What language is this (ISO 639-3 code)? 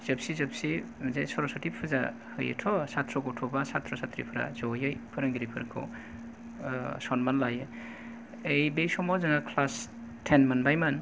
brx